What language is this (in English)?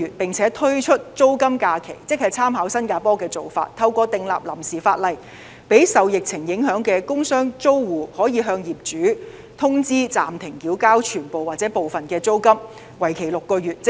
Cantonese